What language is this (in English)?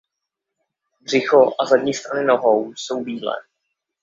Czech